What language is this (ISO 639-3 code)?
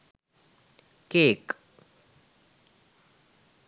sin